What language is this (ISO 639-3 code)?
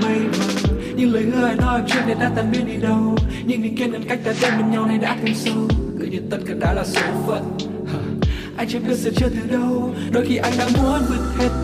vie